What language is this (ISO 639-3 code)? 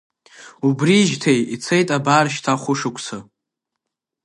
abk